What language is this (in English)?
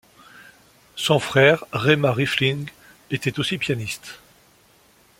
French